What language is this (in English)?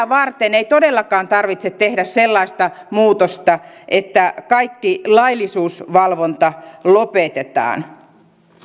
Finnish